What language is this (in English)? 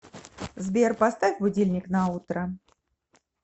Russian